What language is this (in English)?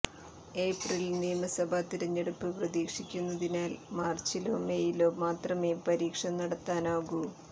Malayalam